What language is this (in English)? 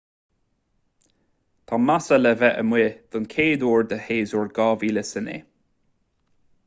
Irish